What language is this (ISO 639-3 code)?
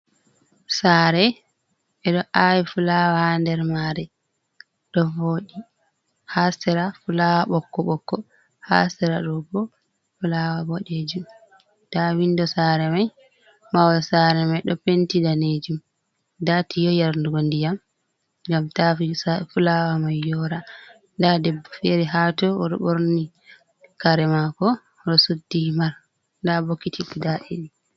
ful